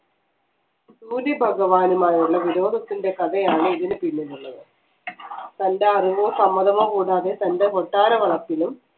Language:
Malayalam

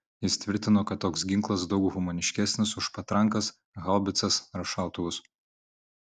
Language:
Lithuanian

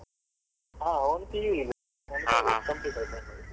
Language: Kannada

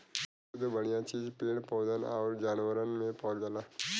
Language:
Bhojpuri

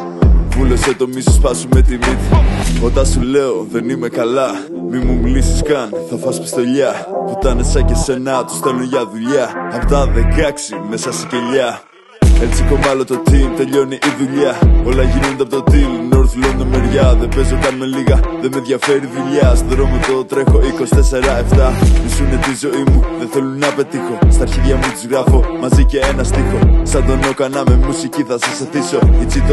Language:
Greek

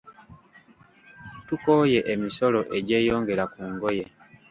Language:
Ganda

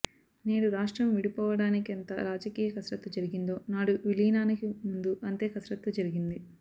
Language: Telugu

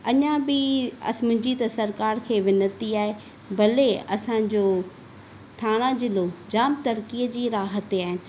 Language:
Sindhi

